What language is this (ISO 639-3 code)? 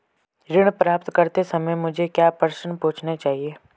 hin